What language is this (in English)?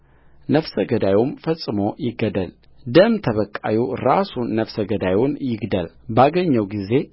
Amharic